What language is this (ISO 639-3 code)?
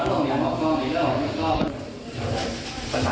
tha